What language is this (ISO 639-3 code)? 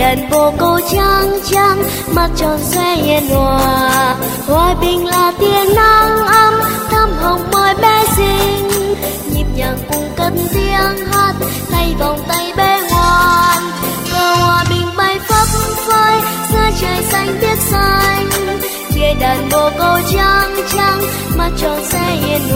vie